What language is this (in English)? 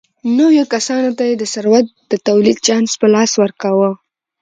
Pashto